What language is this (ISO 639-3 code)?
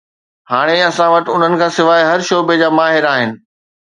snd